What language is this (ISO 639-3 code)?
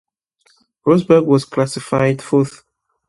eng